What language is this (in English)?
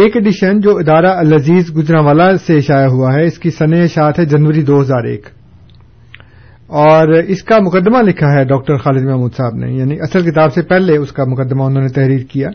Urdu